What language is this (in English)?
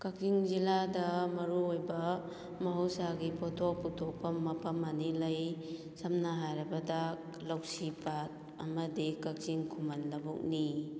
Manipuri